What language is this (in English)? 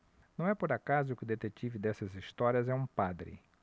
Portuguese